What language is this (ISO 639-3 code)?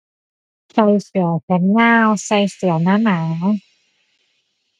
tha